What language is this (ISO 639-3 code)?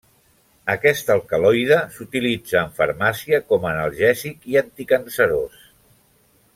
cat